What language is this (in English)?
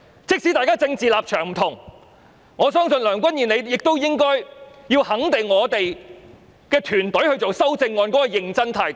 Cantonese